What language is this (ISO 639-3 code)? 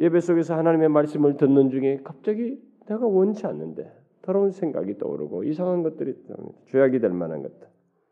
kor